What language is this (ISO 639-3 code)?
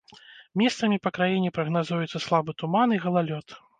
bel